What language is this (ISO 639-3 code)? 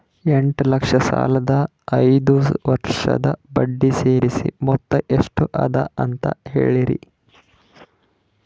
kan